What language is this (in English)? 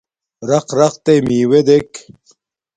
Domaaki